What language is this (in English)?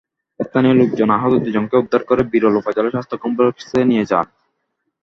Bangla